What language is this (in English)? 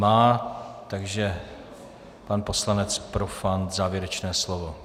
Czech